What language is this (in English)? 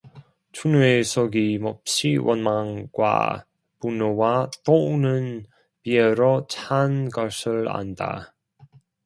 Korean